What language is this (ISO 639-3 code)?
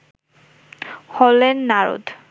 ben